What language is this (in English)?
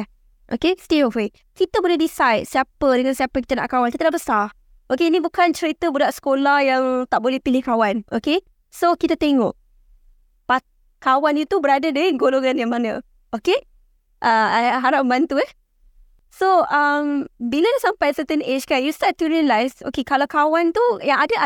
Malay